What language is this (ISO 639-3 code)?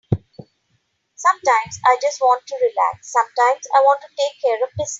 eng